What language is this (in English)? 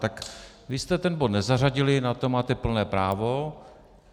Czech